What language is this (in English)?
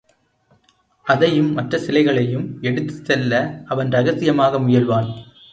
Tamil